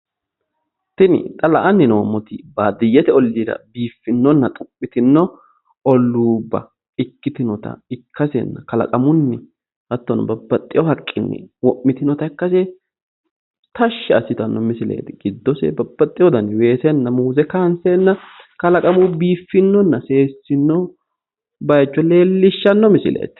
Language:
Sidamo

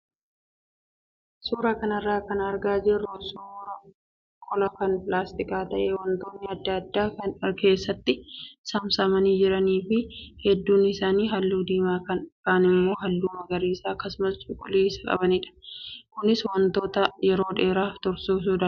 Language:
Oromo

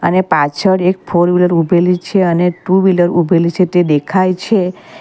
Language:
Gujarati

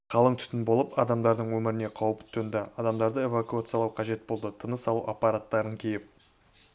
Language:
Kazakh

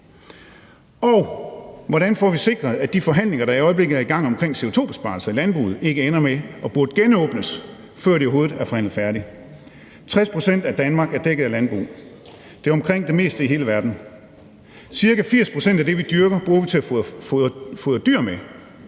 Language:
Danish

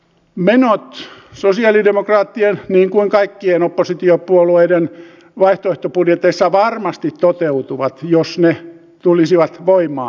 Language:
Finnish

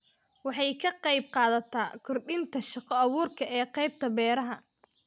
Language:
Somali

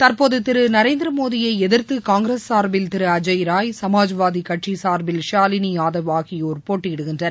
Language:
Tamil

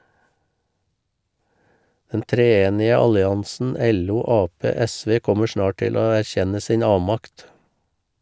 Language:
Norwegian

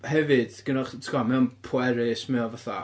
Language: Welsh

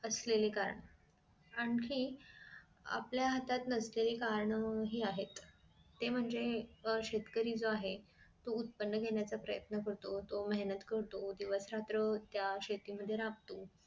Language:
Marathi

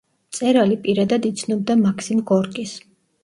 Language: Georgian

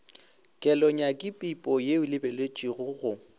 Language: Northern Sotho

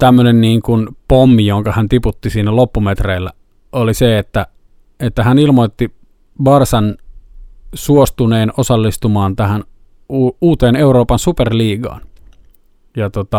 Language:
Finnish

